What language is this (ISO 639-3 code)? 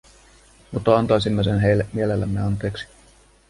fin